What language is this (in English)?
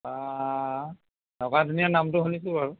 Assamese